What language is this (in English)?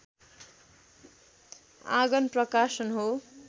Nepali